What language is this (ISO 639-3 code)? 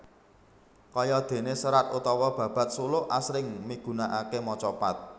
jav